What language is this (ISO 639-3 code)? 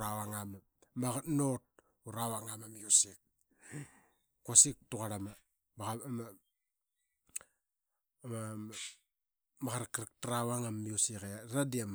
byx